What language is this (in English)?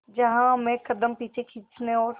Hindi